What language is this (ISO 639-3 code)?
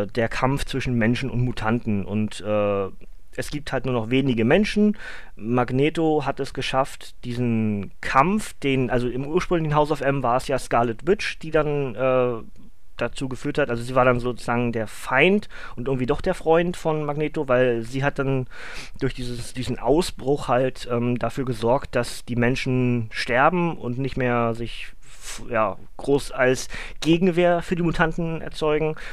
deu